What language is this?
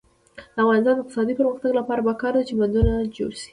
Pashto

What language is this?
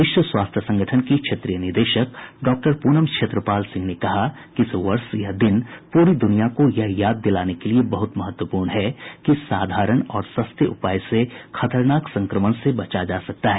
Hindi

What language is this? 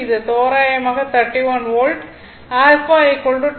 Tamil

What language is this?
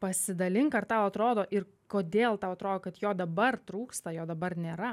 Lithuanian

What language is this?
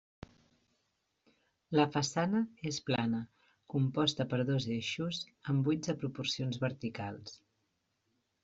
Catalan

